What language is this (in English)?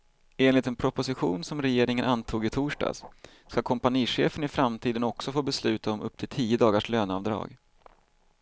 Swedish